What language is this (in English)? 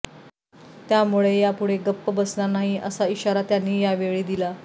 Marathi